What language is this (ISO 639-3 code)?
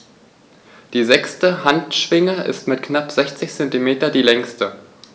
deu